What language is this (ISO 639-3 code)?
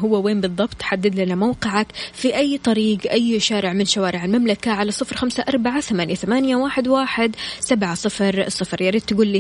ara